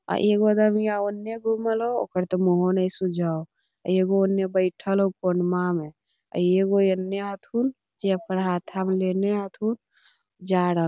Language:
Magahi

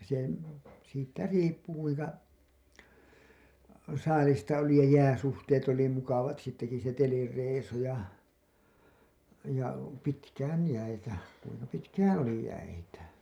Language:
Finnish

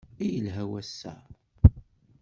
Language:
Kabyle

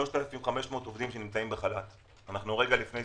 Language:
Hebrew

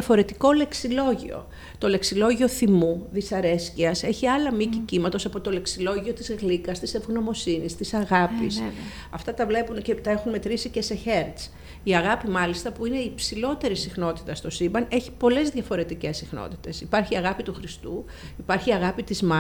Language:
Greek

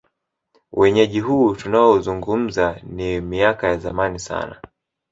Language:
Swahili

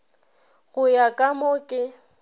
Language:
Northern Sotho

